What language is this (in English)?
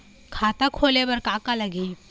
Chhattisgarhi